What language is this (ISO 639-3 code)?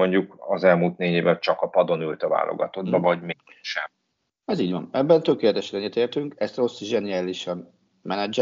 hun